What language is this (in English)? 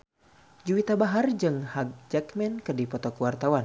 Sundanese